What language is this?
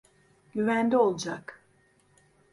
Turkish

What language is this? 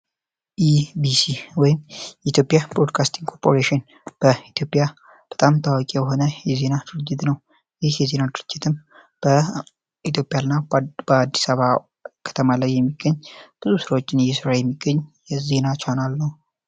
Amharic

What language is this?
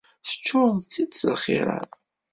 Kabyle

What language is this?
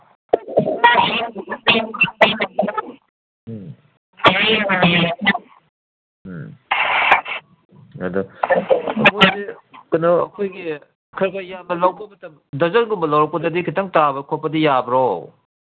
Manipuri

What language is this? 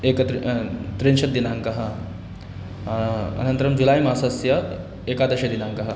Sanskrit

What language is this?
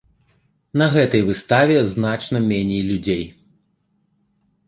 Belarusian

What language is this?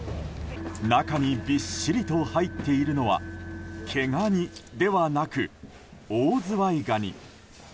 Japanese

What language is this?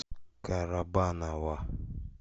Russian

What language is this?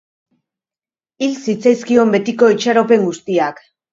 Basque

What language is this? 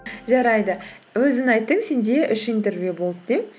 Kazakh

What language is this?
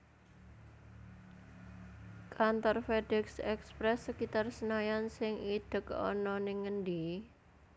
Javanese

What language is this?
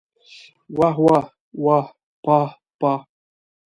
Pashto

